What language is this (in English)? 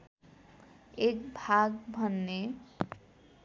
Nepali